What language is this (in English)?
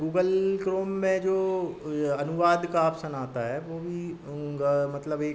Hindi